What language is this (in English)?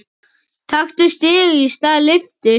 Icelandic